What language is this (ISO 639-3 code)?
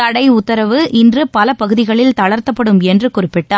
tam